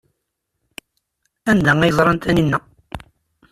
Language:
Kabyle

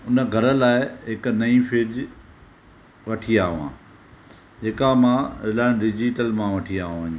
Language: Sindhi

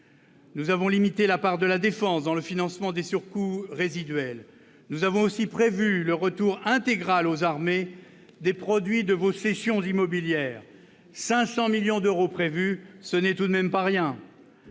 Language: French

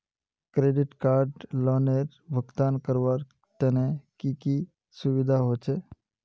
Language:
Magahi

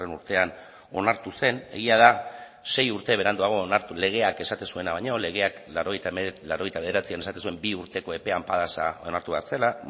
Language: Basque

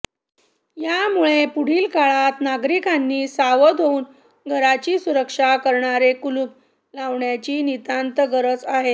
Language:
Marathi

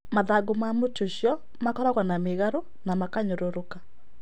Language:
Kikuyu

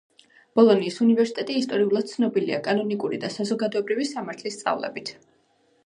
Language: Georgian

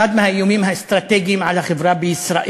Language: Hebrew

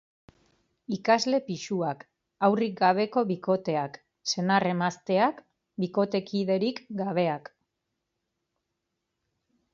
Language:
Basque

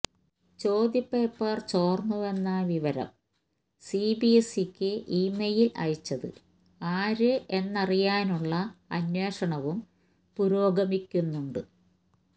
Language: Malayalam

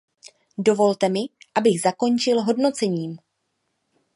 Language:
Czech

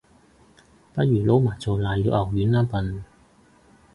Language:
Cantonese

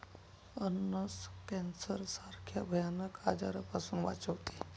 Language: Marathi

